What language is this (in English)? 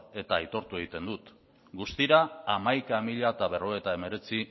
Basque